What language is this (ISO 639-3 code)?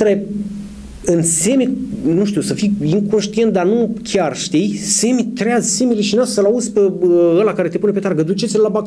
ron